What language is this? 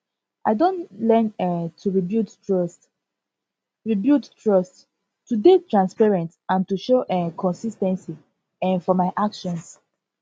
Nigerian Pidgin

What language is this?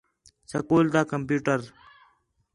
Khetrani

